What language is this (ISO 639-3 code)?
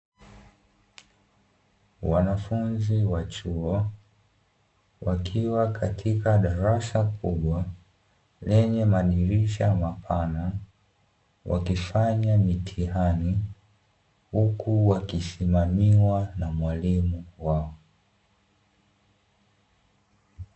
swa